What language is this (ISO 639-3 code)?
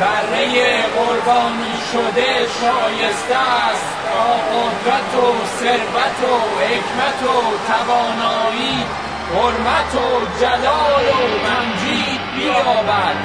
fas